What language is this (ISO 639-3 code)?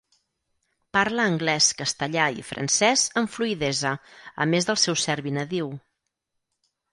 cat